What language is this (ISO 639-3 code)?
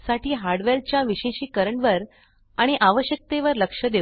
mar